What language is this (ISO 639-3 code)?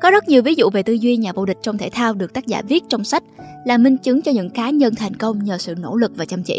vie